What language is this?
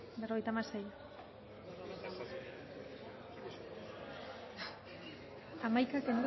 Basque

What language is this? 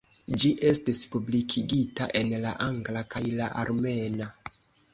Esperanto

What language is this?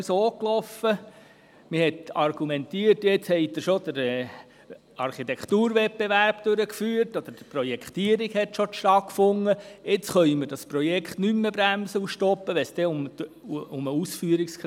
Swiss German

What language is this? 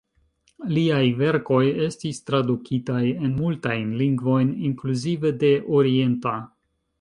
Esperanto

